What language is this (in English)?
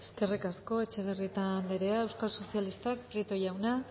Basque